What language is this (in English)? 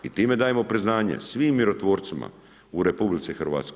Croatian